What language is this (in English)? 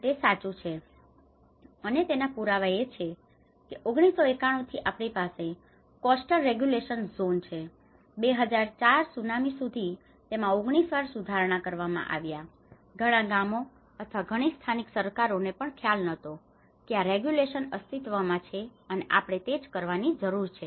Gujarati